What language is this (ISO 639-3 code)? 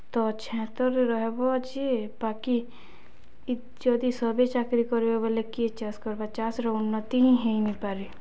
ori